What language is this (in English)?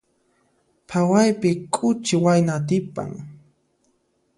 Puno Quechua